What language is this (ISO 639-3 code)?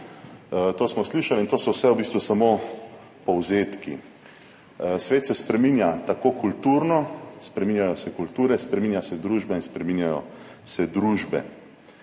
slv